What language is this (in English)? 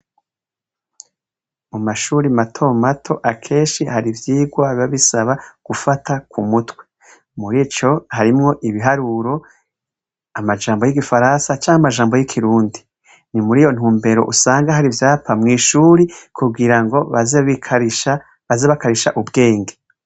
Rundi